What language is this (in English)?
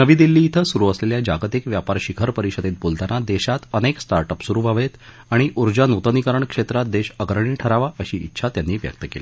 Marathi